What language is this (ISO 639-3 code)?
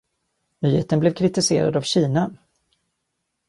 swe